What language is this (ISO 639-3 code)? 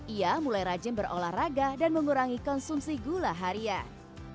ind